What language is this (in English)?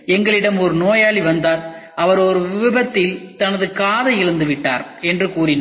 Tamil